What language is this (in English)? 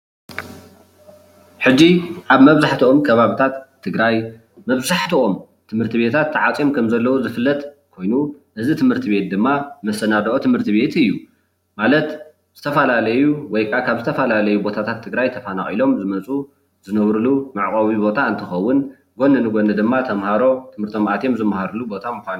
Tigrinya